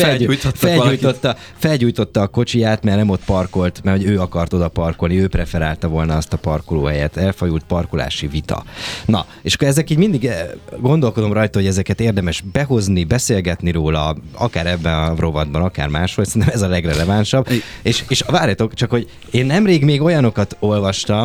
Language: Hungarian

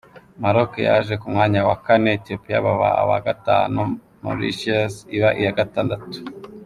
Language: Kinyarwanda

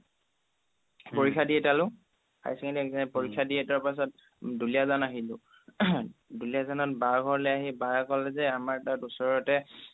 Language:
Assamese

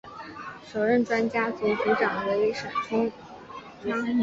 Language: Chinese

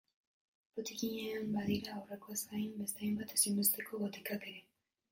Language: Basque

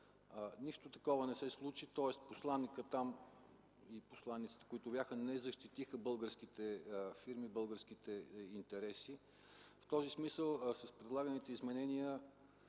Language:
Bulgarian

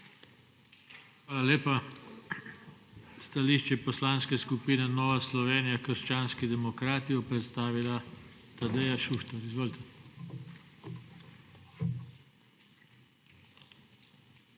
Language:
Slovenian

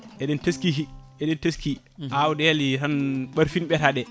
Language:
Fula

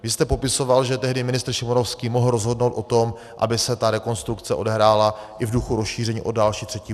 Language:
Czech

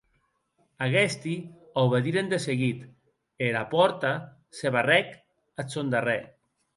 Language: Occitan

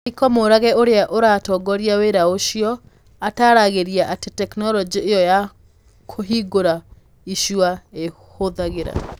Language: Kikuyu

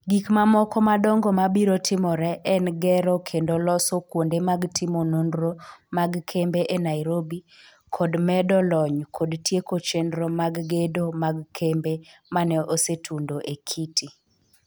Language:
Luo (Kenya and Tanzania)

